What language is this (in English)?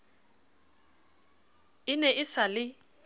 Southern Sotho